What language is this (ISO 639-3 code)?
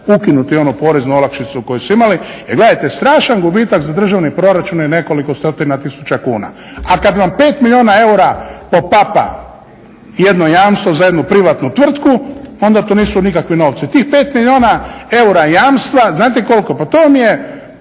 hrv